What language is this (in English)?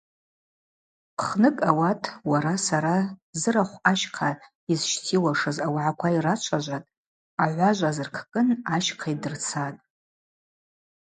Abaza